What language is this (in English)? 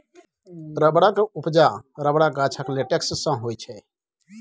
Maithili